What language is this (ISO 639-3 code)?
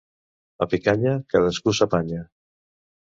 cat